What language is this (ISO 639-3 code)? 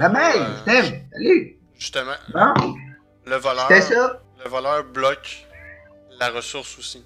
fra